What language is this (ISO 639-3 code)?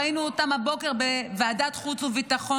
heb